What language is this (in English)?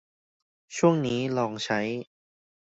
Thai